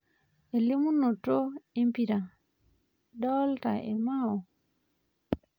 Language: Masai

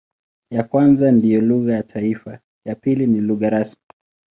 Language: Swahili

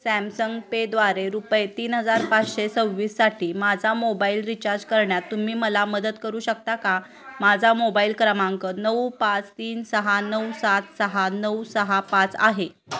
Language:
Marathi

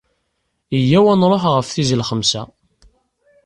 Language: Kabyle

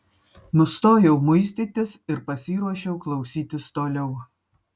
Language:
Lithuanian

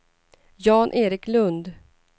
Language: Swedish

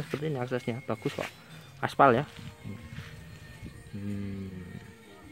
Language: Indonesian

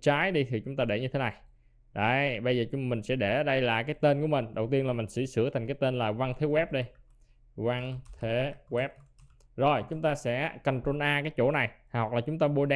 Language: Vietnamese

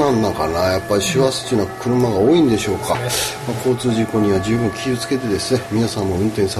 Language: Japanese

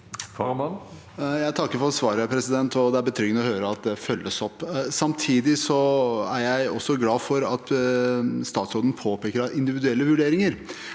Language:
Norwegian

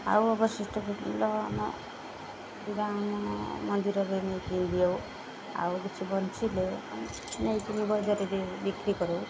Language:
Odia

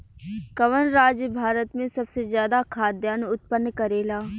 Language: Bhojpuri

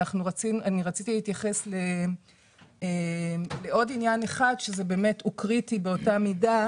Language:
Hebrew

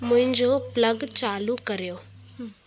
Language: Sindhi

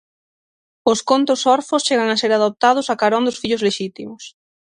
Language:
Galician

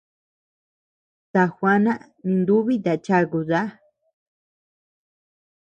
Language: Tepeuxila Cuicatec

